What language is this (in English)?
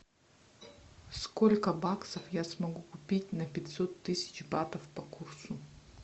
Russian